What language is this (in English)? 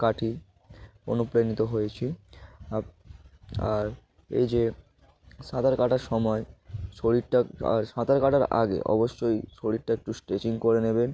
Bangla